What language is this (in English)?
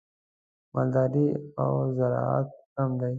Pashto